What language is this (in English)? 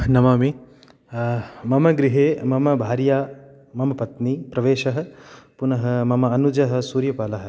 Sanskrit